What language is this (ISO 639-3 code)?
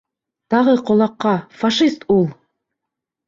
bak